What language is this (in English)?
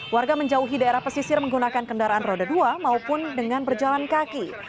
Indonesian